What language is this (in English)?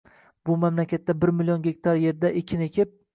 Uzbek